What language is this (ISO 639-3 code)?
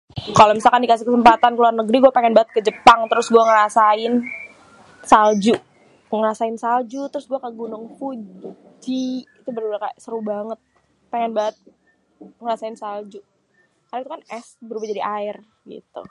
bew